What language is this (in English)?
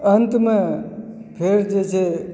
Maithili